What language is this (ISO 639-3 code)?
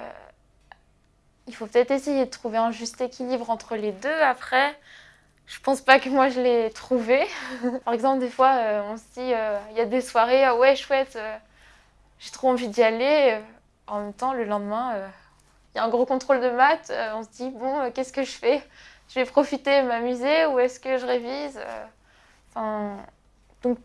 fra